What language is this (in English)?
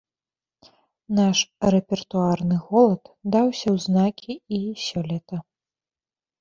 Belarusian